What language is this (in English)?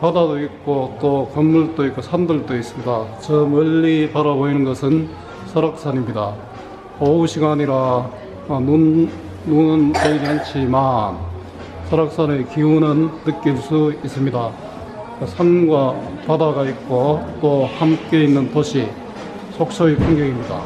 Korean